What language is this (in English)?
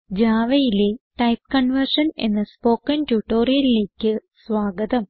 Malayalam